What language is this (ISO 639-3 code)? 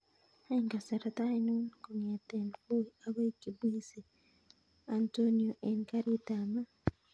kln